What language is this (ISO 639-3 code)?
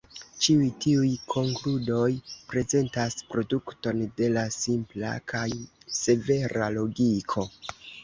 epo